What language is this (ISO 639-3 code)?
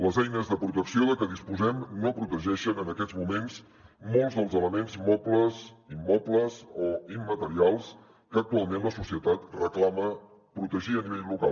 cat